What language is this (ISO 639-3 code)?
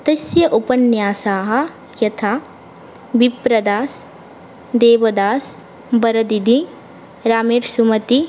san